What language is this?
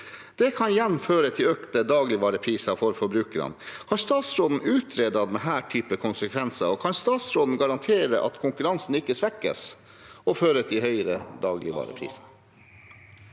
Norwegian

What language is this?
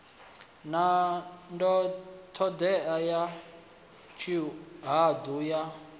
Venda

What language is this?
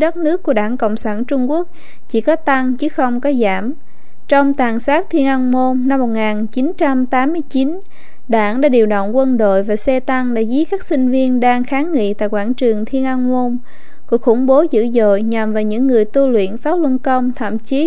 Vietnamese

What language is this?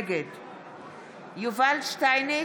Hebrew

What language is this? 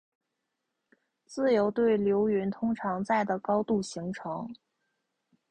Chinese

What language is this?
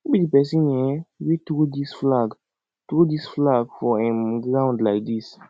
Nigerian Pidgin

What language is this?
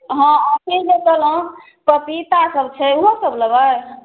Maithili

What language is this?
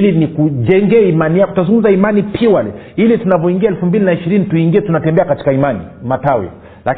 Swahili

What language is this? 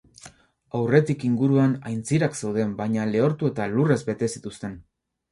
Basque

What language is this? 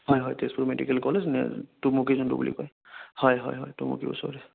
Assamese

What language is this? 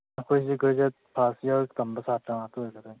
Manipuri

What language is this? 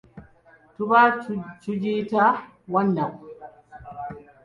Ganda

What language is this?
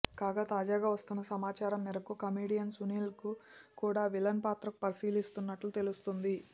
Telugu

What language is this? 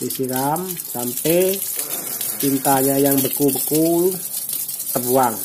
Indonesian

